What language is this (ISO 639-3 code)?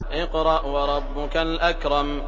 ara